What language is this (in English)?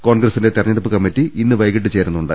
Malayalam